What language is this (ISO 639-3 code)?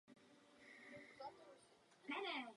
ces